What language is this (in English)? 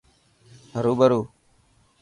Dhatki